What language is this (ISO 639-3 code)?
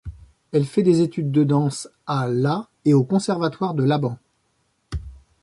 fra